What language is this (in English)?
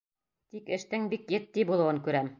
Bashkir